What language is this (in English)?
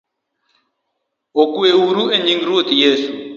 Luo (Kenya and Tanzania)